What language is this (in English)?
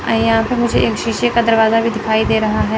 Hindi